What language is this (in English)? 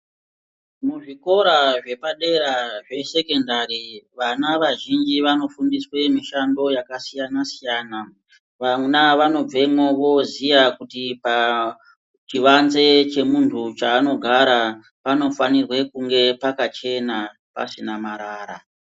Ndau